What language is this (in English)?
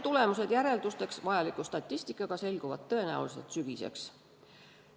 Estonian